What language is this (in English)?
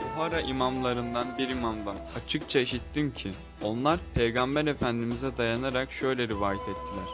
Turkish